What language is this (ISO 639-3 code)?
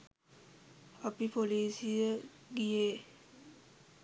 sin